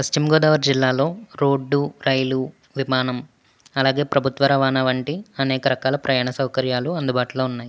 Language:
Telugu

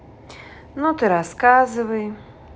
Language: Russian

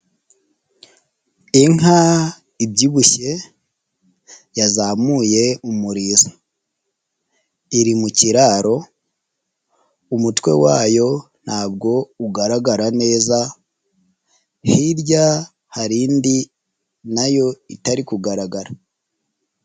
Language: Kinyarwanda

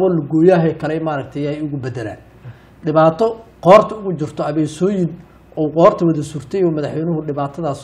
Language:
Arabic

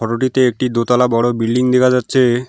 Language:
Bangla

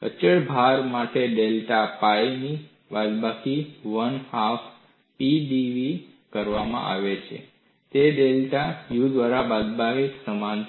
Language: Gujarati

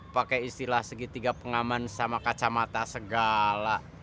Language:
Indonesian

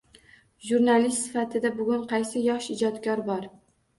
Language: Uzbek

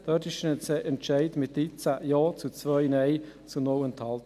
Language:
Swiss German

